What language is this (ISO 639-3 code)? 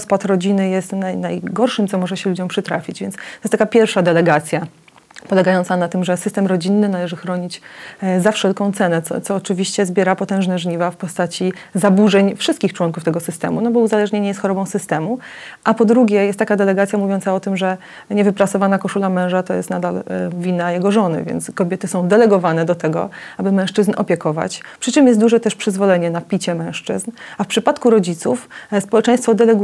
pol